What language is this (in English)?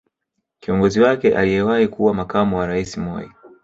Swahili